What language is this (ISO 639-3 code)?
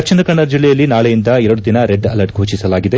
kan